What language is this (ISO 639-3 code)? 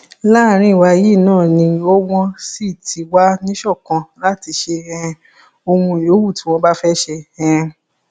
yor